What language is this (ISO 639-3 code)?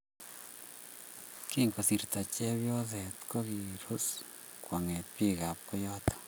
kln